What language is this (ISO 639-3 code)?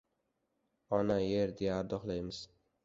uzb